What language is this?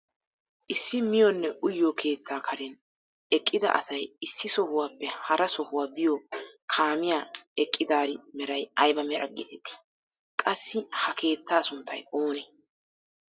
Wolaytta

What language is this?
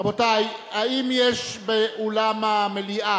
Hebrew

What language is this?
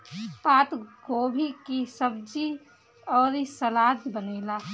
Bhojpuri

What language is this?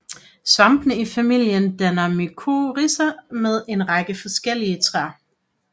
Danish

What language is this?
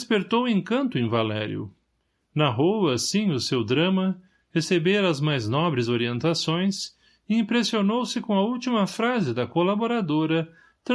Portuguese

